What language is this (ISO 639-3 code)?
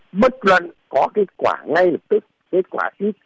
vie